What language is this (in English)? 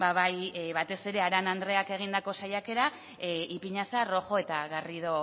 Basque